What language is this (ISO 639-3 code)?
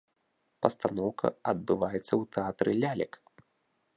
bel